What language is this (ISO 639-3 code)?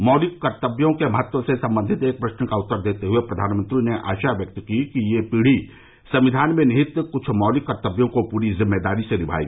hin